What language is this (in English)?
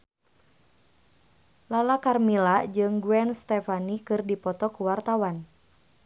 Sundanese